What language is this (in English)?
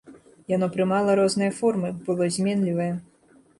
Belarusian